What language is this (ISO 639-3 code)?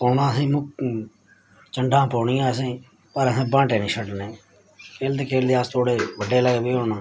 doi